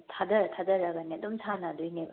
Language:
Manipuri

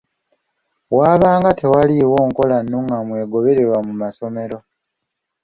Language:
Ganda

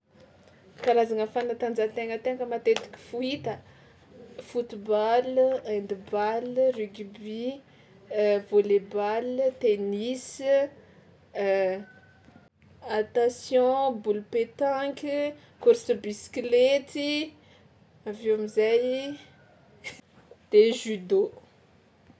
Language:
Tsimihety Malagasy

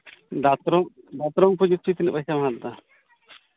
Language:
Santali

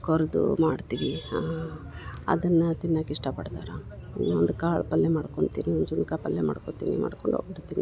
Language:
Kannada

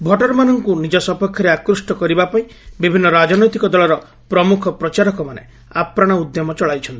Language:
Odia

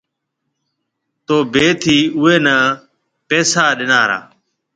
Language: Marwari (Pakistan)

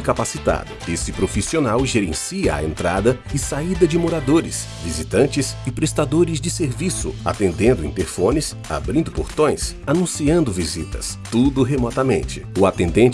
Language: Portuguese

